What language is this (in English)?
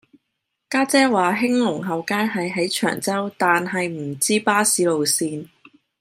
Cantonese